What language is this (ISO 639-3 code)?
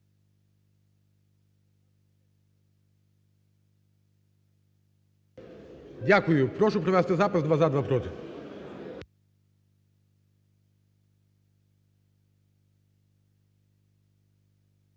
ukr